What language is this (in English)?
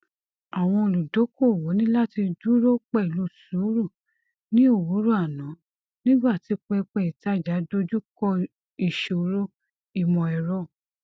Yoruba